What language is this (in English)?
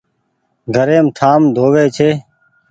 Goaria